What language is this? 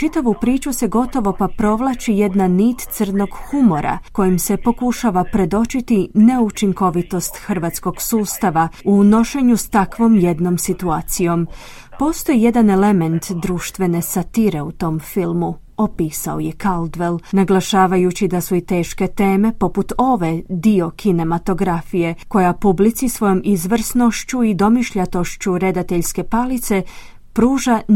Croatian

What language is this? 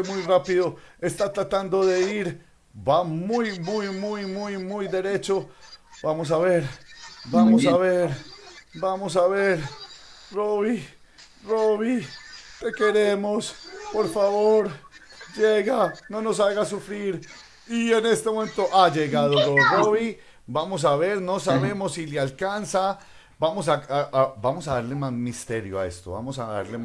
Spanish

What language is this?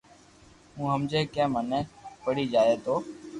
Loarki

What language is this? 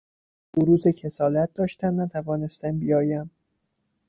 Persian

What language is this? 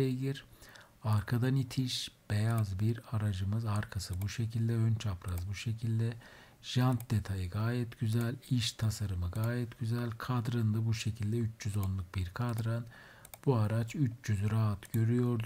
Turkish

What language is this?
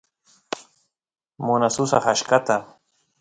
Santiago del Estero Quichua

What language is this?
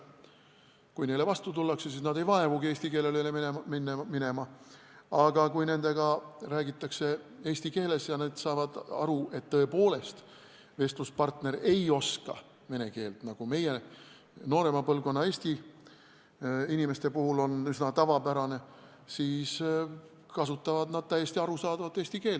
Estonian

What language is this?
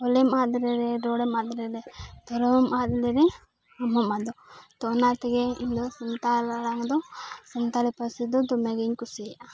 Santali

